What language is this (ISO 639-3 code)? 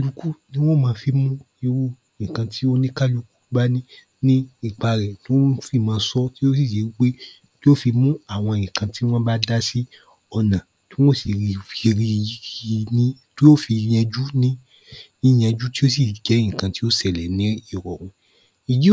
yor